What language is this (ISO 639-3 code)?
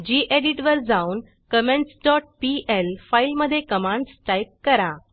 mar